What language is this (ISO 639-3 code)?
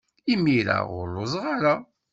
kab